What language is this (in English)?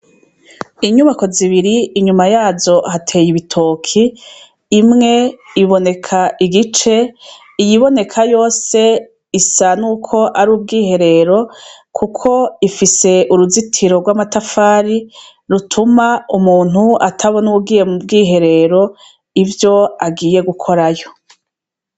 Rundi